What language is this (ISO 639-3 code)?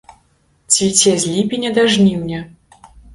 bel